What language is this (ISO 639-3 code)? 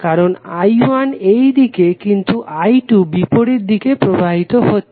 ben